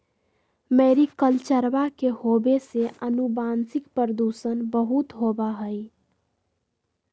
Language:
Magahi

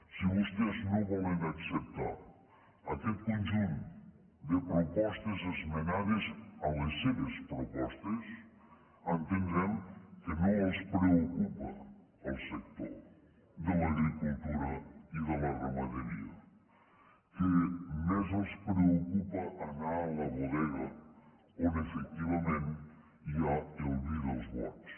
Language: Catalan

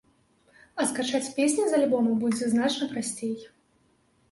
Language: Belarusian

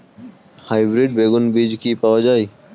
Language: Bangla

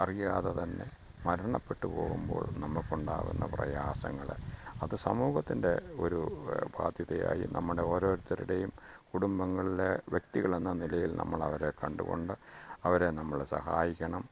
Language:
Malayalam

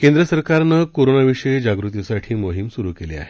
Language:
Marathi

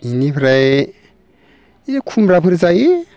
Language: Bodo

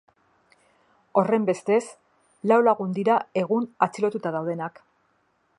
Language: Basque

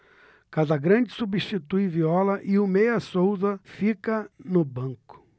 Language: Portuguese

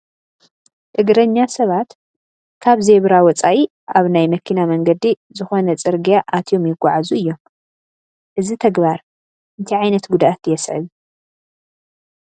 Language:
Tigrinya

